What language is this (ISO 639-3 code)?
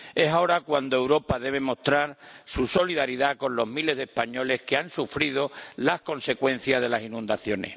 spa